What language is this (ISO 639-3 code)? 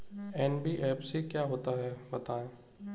hin